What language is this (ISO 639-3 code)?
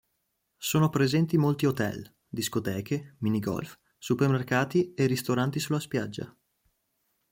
ita